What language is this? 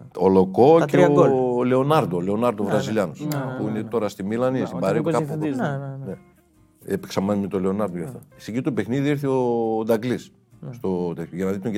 Greek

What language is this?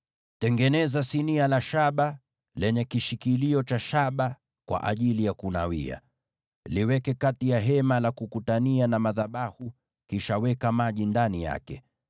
Swahili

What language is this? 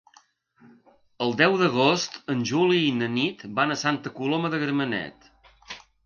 Catalan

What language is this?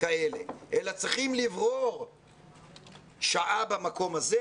Hebrew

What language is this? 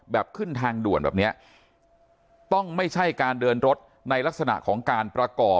Thai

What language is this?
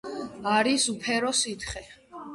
Georgian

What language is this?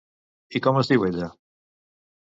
Catalan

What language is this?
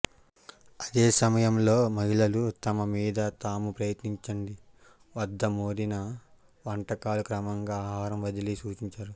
Telugu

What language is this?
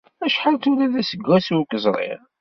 Kabyle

